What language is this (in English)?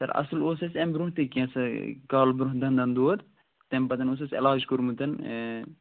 Kashmiri